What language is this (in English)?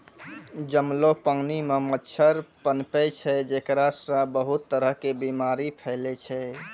Maithili